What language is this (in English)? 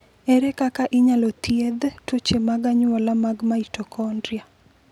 Luo (Kenya and Tanzania)